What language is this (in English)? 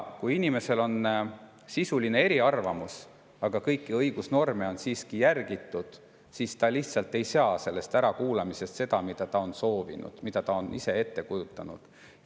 Estonian